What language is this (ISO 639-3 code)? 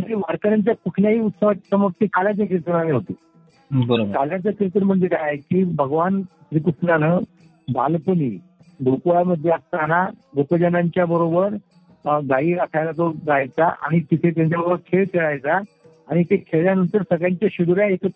mar